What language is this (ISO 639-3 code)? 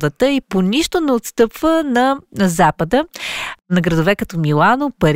bul